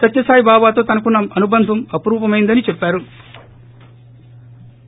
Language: Telugu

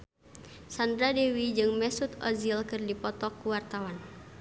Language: Sundanese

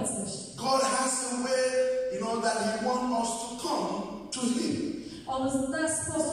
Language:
Polish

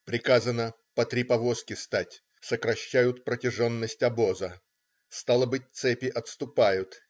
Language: Russian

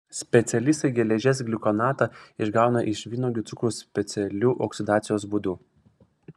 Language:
Lithuanian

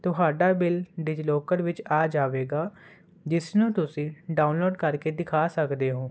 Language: Punjabi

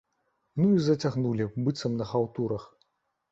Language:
Belarusian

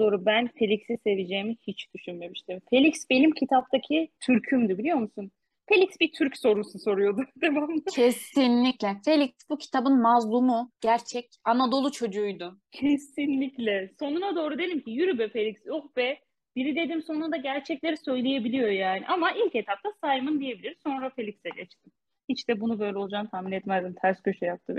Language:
Turkish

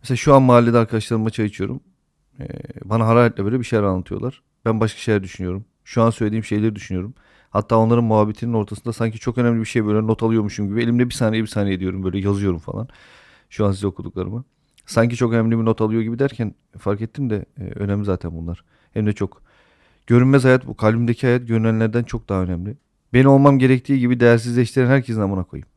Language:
Turkish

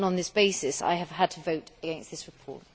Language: English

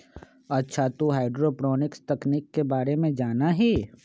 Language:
Magahi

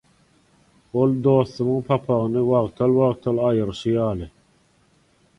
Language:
Turkmen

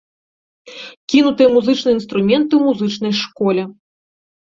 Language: Belarusian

